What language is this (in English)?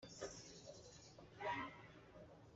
Hakha Chin